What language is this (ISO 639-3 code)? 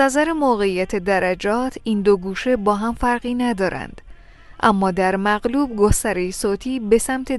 fas